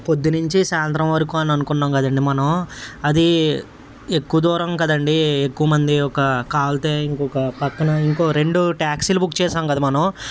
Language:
Telugu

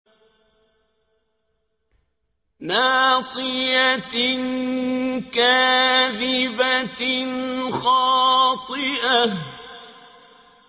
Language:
Arabic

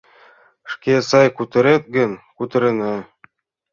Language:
Mari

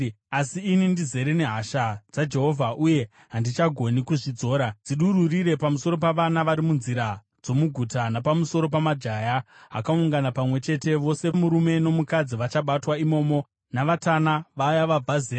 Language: Shona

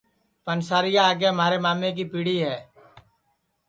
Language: Sansi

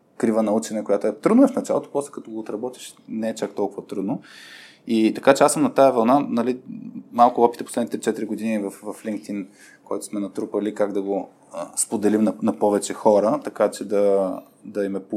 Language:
Bulgarian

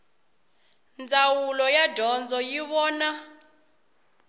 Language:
Tsonga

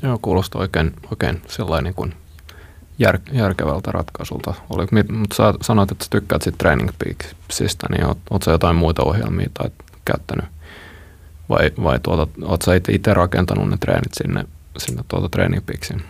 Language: Finnish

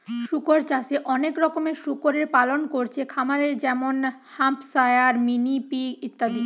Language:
Bangla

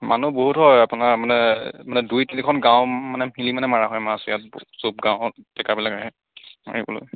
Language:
Assamese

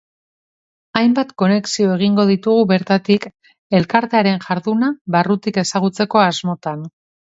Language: Basque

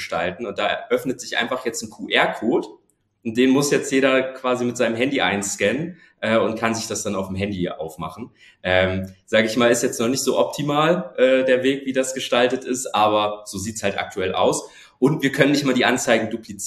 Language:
German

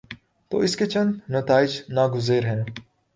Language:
Urdu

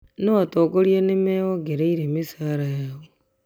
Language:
Kikuyu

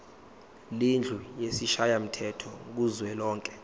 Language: Zulu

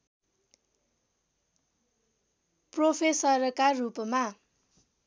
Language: Nepali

